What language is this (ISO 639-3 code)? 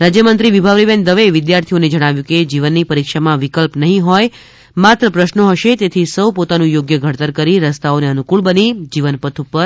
guj